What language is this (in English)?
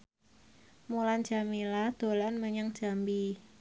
Javanese